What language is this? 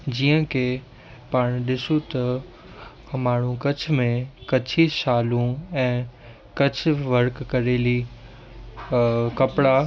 Sindhi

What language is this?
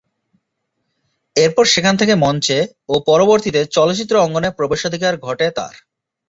Bangla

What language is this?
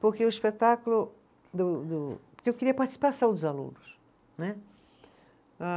Portuguese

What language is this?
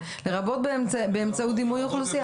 Hebrew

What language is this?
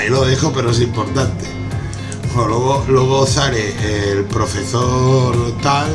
Spanish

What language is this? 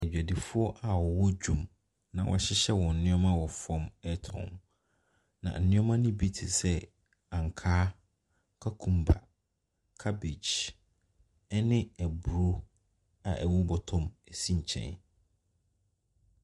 Akan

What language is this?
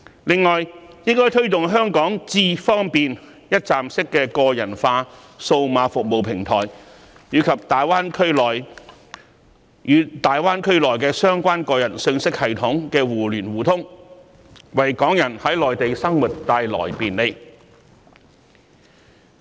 Cantonese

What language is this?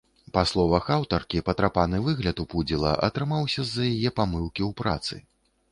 Belarusian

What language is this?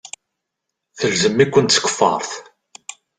Kabyle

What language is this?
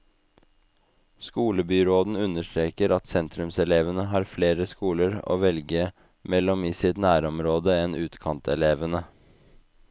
Norwegian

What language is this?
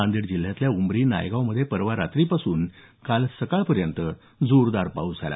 Marathi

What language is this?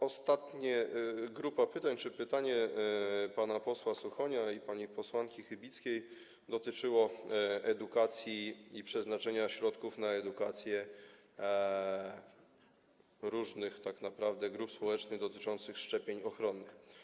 Polish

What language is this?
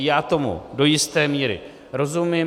Czech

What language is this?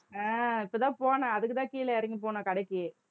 Tamil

